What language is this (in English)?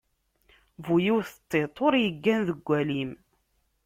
Kabyle